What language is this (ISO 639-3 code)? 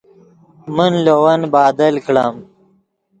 ydg